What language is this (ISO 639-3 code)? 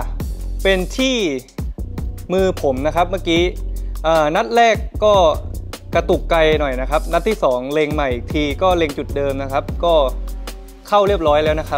tha